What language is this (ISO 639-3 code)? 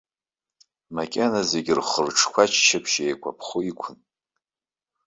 abk